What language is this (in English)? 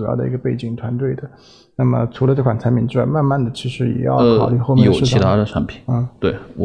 Chinese